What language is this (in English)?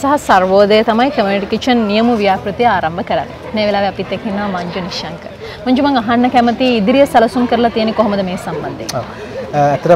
Indonesian